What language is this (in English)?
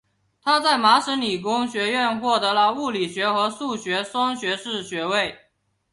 Chinese